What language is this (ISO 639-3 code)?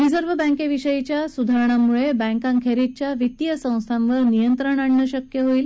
mar